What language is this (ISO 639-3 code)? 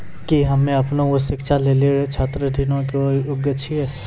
mai